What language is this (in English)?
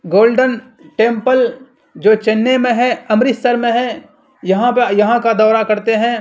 Urdu